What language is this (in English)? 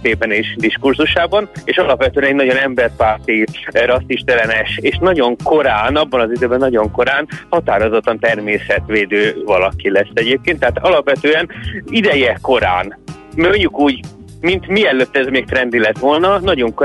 Hungarian